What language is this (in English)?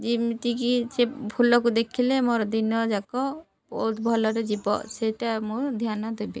Odia